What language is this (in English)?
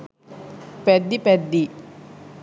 Sinhala